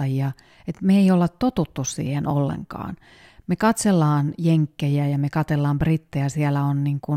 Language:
Finnish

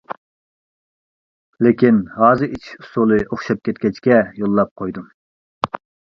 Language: Uyghur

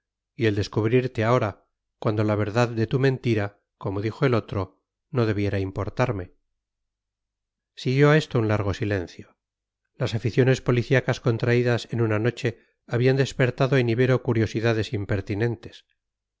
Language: Spanish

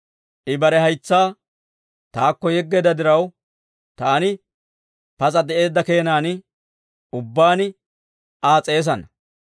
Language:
Dawro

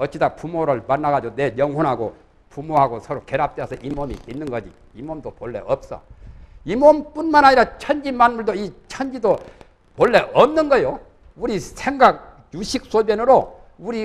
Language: Korean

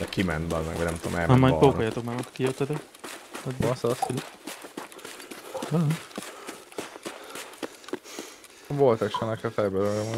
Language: Hungarian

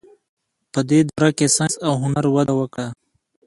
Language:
Pashto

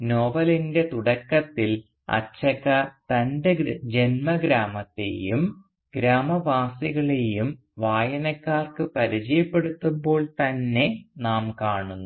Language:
Malayalam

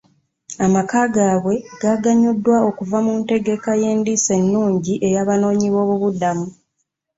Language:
Ganda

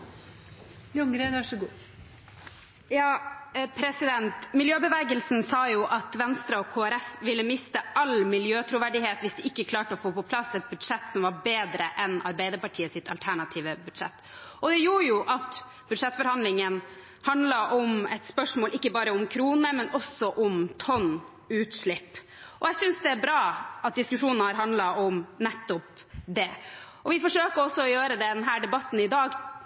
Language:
Norwegian Bokmål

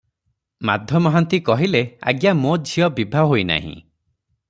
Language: Odia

